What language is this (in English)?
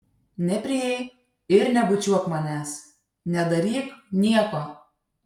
Lithuanian